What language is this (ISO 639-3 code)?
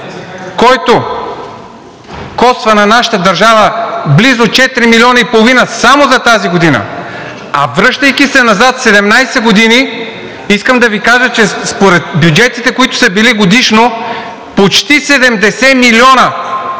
bul